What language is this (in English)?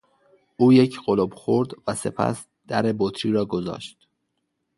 Persian